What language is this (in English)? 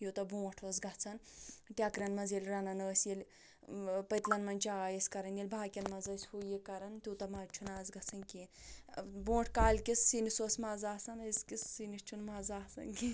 Kashmiri